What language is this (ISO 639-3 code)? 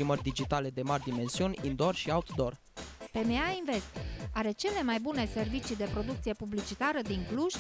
ron